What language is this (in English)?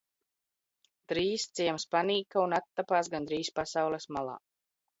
Latvian